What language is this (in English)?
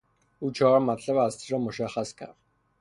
Persian